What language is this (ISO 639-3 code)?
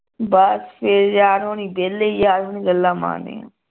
pan